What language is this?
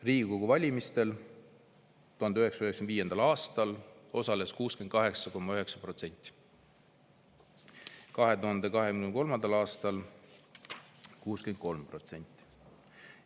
Estonian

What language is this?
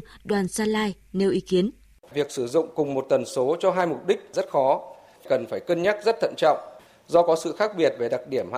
Vietnamese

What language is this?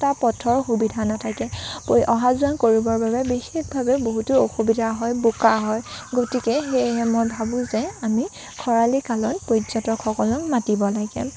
Assamese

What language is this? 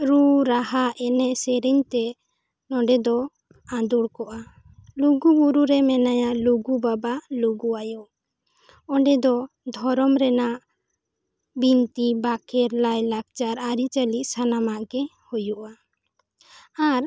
Santali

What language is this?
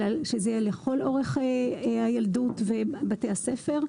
Hebrew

